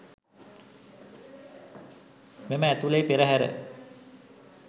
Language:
Sinhala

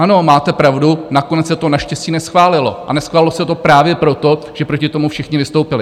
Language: Czech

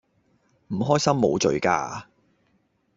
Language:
Cantonese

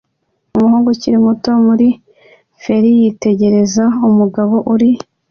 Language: Kinyarwanda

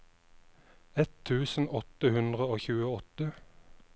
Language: Norwegian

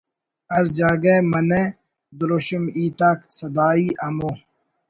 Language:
Brahui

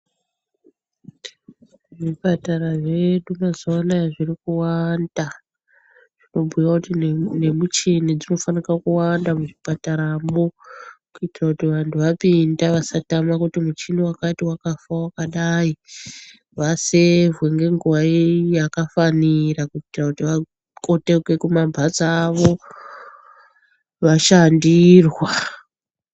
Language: Ndau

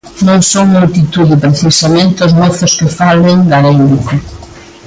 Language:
Galician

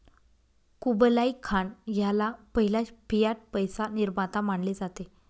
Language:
Marathi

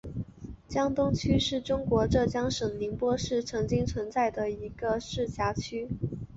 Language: Chinese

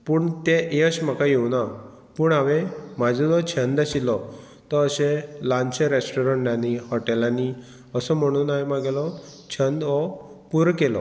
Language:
Konkani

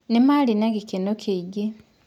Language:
Kikuyu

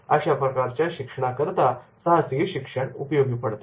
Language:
Marathi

